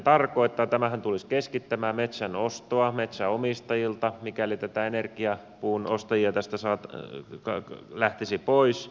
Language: Finnish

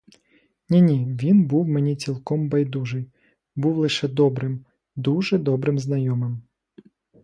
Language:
Ukrainian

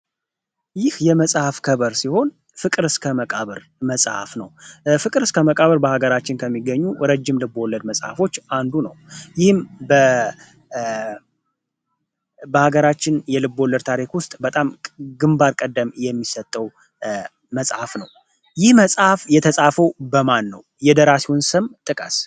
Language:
Amharic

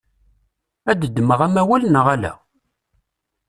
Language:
Kabyle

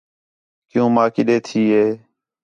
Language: Khetrani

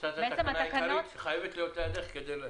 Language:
Hebrew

